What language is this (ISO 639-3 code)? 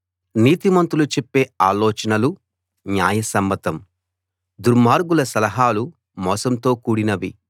tel